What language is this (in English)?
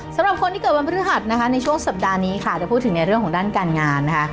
Thai